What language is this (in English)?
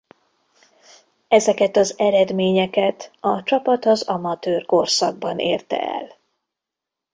Hungarian